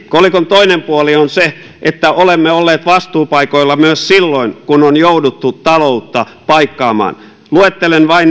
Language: Finnish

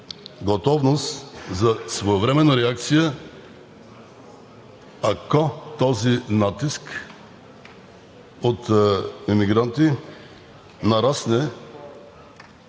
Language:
Bulgarian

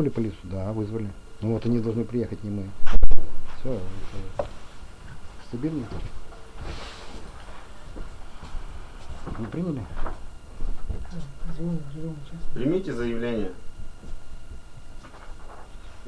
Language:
Russian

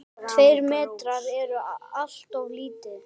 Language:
Icelandic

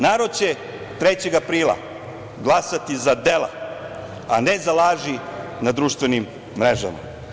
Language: Serbian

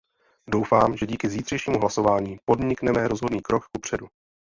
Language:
Czech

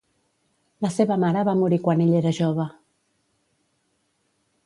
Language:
Catalan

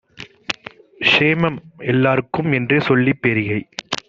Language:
Tamil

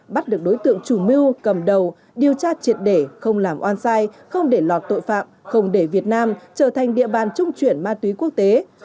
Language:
Vietnamese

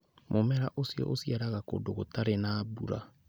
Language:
Kikuyu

